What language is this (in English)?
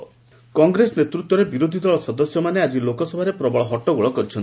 Odia